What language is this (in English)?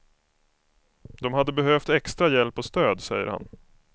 Swedish